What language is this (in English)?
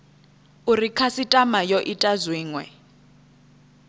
Venda